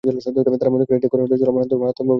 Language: Bangla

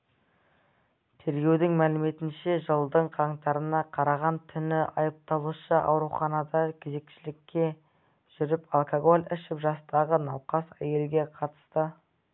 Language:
Kazakh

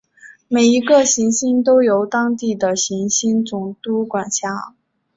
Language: Chinese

